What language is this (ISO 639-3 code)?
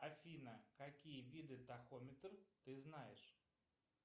rus